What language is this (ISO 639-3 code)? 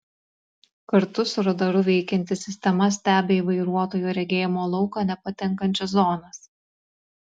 lit